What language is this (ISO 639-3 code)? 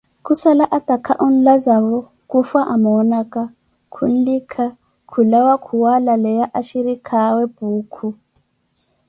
eko